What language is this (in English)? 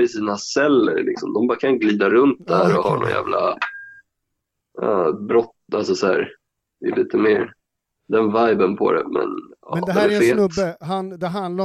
Swedish